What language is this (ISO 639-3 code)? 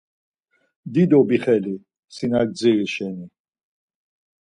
lzz